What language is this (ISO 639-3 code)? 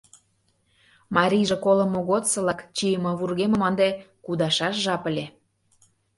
chm